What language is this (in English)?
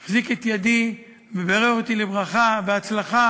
Hebrew